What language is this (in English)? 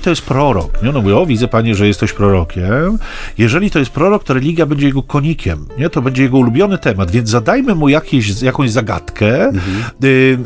Polish